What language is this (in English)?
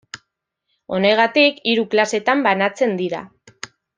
Basque